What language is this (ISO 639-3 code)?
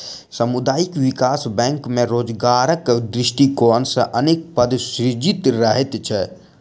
mai